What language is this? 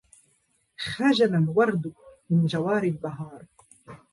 Arabic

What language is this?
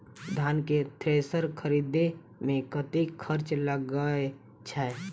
Maithili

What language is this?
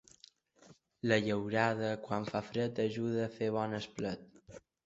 Catalan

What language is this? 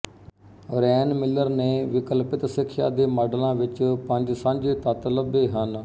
Punjabi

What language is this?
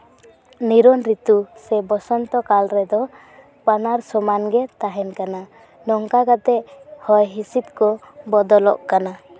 Santali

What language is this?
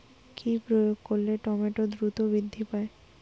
Bangla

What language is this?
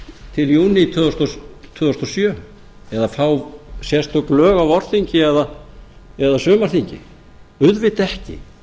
Icelandic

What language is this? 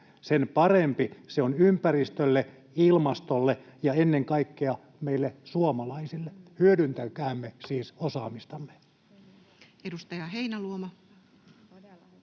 Finnish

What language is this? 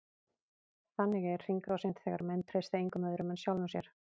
Icelandic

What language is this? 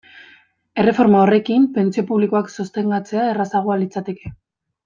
Basque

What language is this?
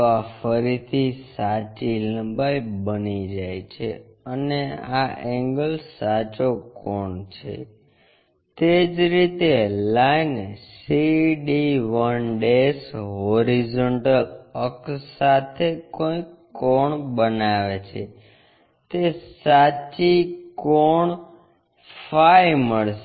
Gujarati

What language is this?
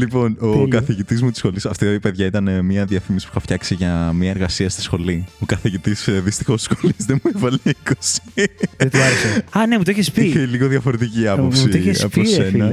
Greek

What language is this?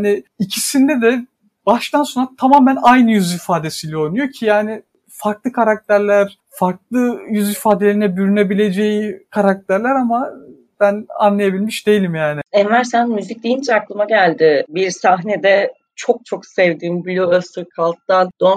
Turkish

